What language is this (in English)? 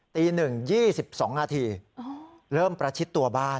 Thai